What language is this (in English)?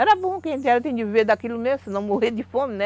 Portuguese